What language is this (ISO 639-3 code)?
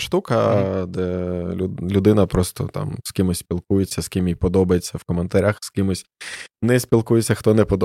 ukr